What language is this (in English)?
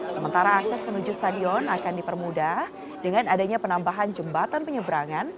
Indonesian